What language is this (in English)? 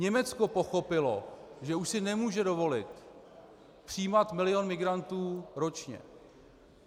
Czech